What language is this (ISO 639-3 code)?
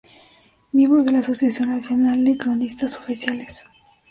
spa